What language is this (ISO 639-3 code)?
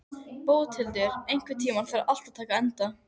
isl